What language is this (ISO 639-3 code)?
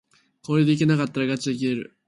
jpn